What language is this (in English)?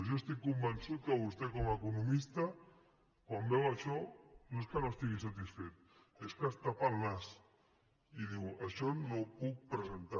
Catalan